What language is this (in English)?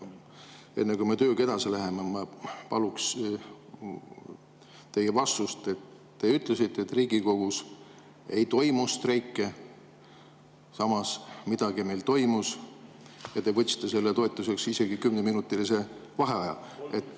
Estonian